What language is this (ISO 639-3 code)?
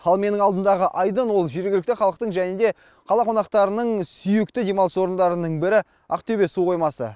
kaz